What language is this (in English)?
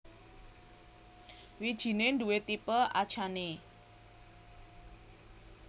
Javanese